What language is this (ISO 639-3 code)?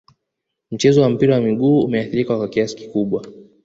swa